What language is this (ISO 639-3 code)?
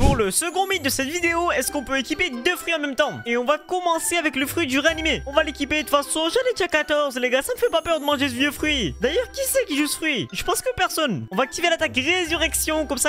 fra